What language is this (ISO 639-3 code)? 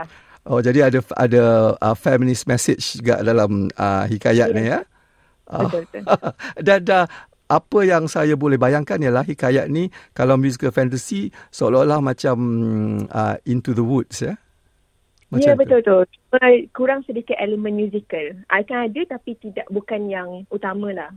msa